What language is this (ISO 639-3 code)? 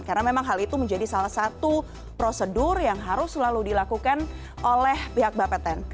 ind